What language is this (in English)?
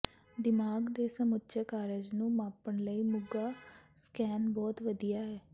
Punjabi